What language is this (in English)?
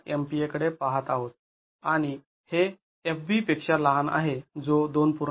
Marathi